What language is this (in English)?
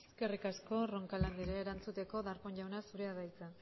Basque